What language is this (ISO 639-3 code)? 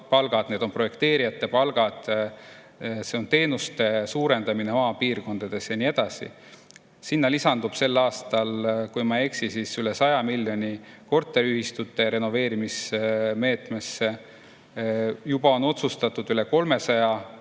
est